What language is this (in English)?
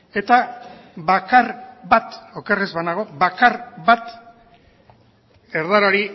Basque